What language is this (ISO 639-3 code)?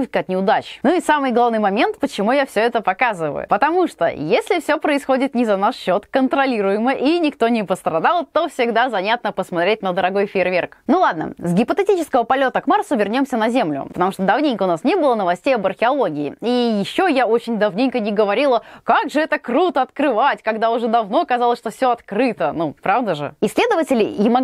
rus